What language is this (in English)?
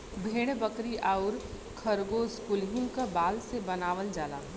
Bhojpuri